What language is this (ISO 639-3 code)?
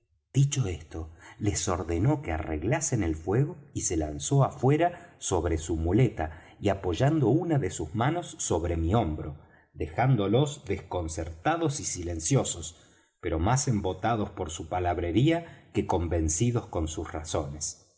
spa